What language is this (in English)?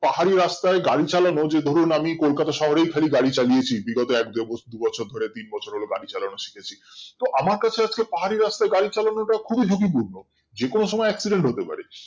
Bangla